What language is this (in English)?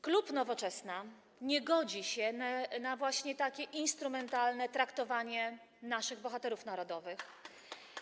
Polish